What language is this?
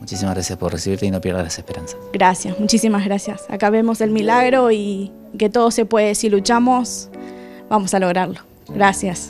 Spanish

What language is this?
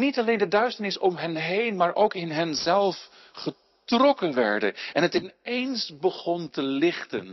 Dutch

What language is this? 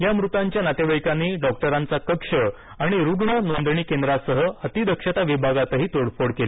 Marathi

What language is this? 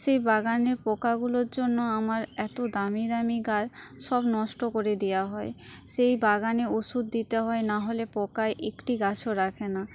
Bangla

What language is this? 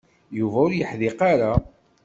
Kabyle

